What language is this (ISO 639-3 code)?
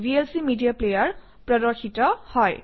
asm